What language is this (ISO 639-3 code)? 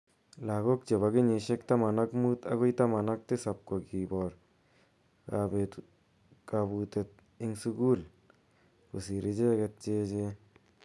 kln